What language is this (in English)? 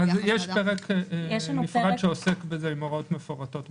Hebrew